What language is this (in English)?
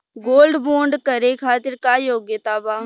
Bhojpuri